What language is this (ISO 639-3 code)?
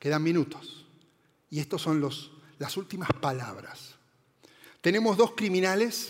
spa